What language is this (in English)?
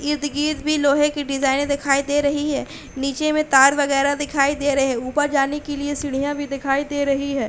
Hindi